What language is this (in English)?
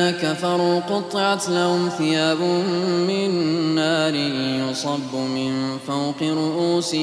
Arabic